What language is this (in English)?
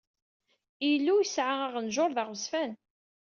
Kabyle